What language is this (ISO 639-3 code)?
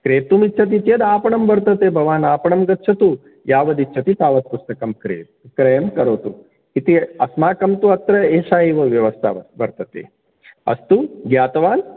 san